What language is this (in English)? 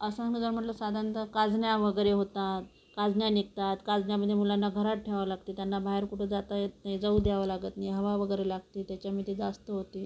Marathi